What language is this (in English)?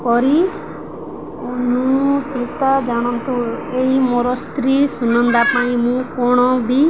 Odia